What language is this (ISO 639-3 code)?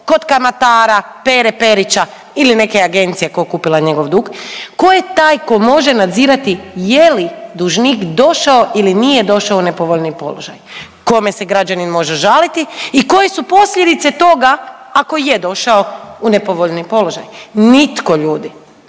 hrv